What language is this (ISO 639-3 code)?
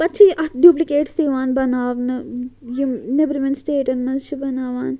kas